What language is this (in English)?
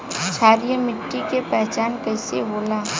Bhojpuri